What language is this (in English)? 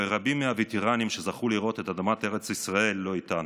Hebrew